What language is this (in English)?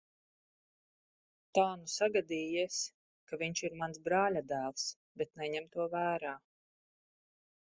Latvian